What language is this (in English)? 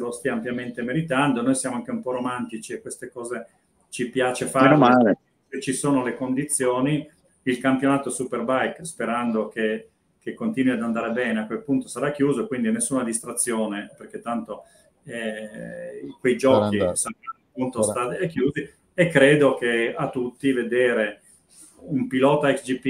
Italian